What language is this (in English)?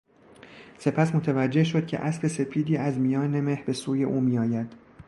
Persian